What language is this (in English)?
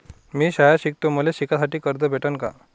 Marathi